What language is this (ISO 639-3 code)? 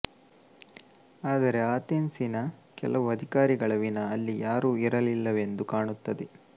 kan